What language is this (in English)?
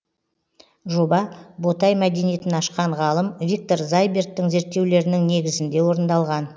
Kazakh